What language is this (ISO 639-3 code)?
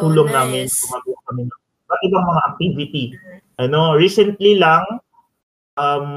fil